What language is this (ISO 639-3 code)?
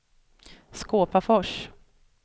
swe